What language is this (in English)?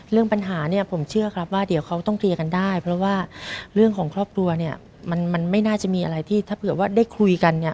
Thai